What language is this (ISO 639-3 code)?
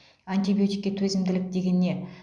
kaz